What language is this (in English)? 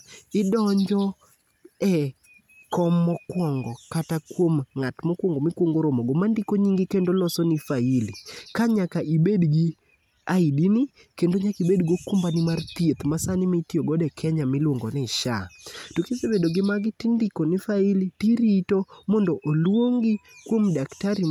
Luo (Kenya and Tanzania)